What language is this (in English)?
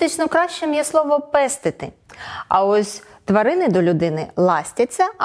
Ukrainian